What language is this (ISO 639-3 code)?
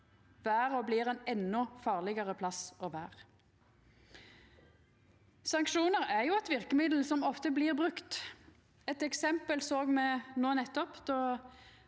nor